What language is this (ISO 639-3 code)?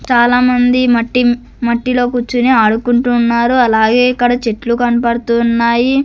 tel